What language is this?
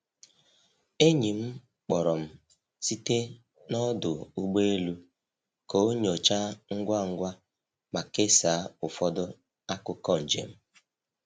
Igbo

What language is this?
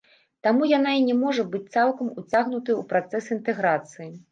Belarusian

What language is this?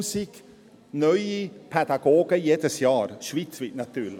Swiss German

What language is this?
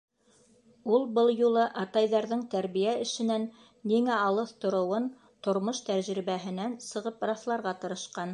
Bashkir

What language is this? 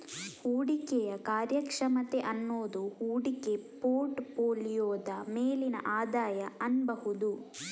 Kannada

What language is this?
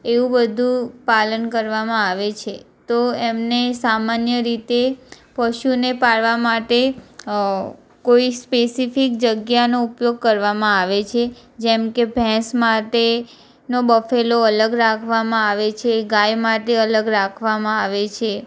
Gujarati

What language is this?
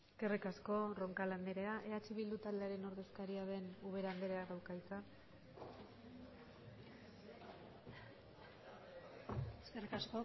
Basque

